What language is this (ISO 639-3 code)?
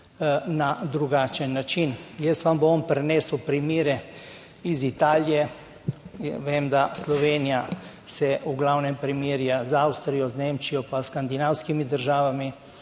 slv